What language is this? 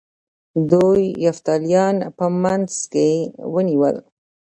Pashto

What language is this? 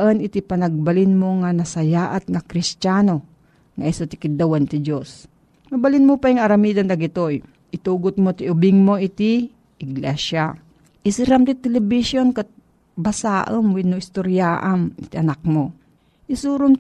Filipino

